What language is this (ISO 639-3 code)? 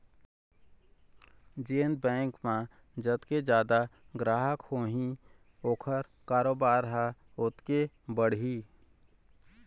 hne